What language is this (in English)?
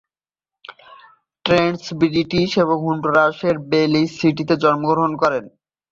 Bangla